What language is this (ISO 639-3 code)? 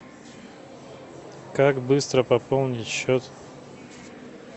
rus